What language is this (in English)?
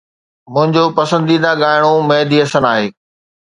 Sindhi